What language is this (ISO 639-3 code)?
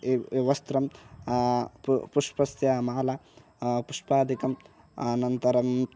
san